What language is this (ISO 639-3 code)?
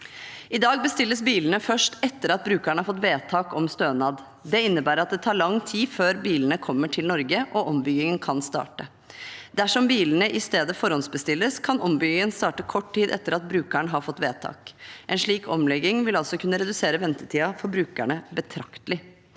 nor